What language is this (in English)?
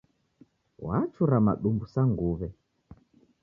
Taita